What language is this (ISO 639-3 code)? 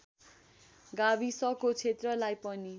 nep